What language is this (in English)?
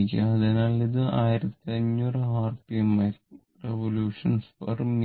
Malayalam